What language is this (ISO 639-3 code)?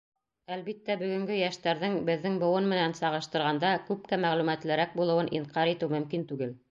bak